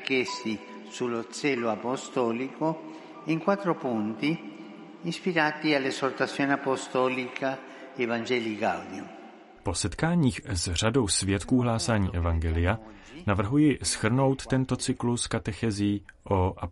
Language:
Czech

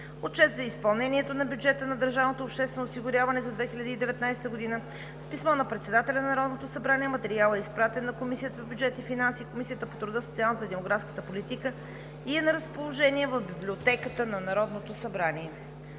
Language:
Bulgarian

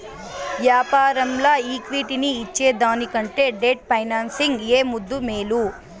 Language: Telugu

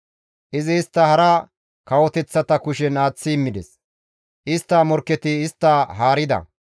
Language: Gamo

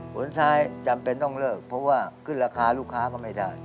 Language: Thai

